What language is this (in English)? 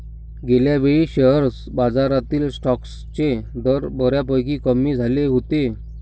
Marathi